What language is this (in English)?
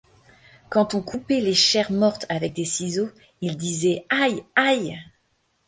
French